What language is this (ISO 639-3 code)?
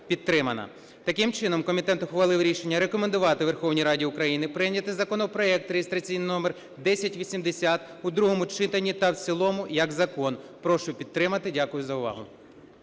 ukr